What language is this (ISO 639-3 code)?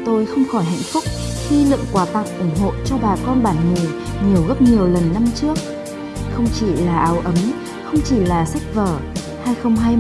vie